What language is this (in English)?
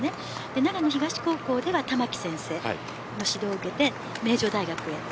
Japanese